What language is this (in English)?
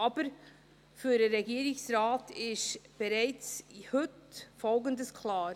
Swiss German